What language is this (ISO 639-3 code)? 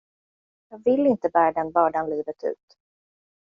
swe